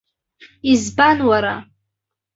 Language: Abkhazian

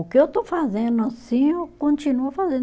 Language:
Portuguese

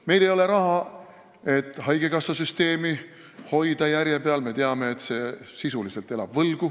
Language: Estonian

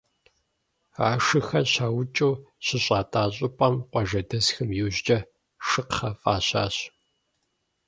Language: Kabardian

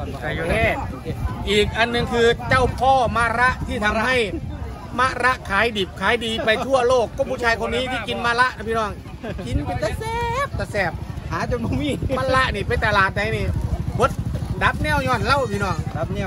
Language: Thai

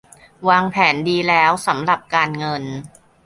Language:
Thai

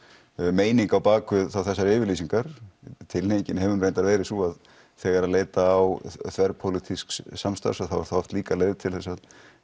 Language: Icelandic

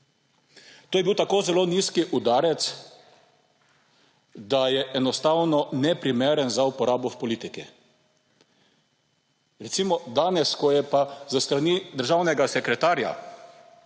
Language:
Slovenian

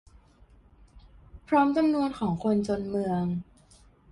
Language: Thai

